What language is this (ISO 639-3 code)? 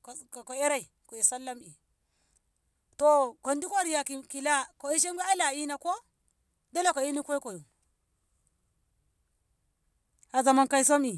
nbh